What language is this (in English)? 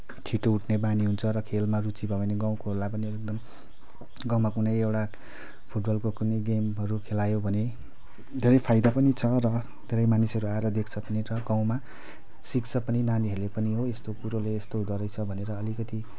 Nepali